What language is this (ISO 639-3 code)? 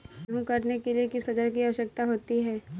hin